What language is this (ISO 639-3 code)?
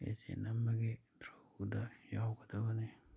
mni